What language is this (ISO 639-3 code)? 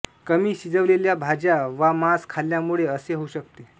mar